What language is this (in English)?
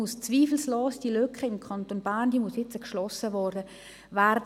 Swiss German